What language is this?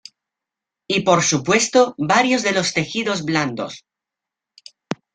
Spanish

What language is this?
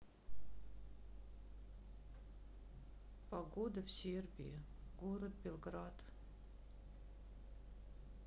Russian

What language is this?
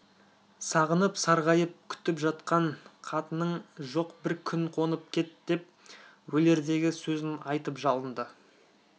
Kazakh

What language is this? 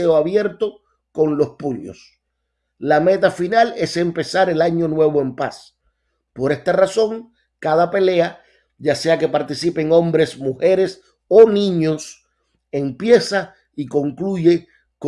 Spanish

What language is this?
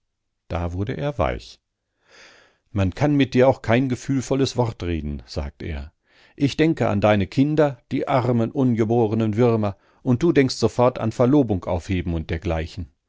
German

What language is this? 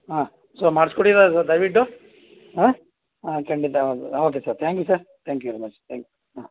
Kannada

